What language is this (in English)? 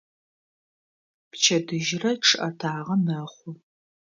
Adyghe